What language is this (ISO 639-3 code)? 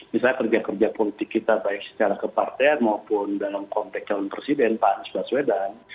ind